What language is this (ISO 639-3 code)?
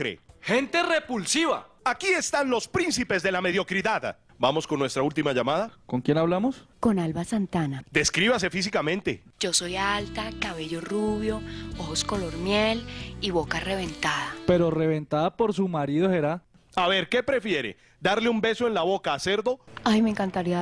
spa